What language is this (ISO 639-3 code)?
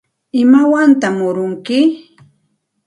qxt